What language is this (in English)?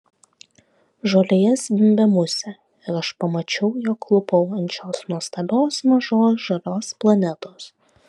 Lithuanian